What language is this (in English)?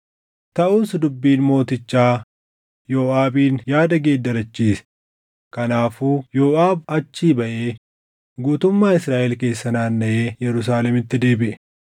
Oromo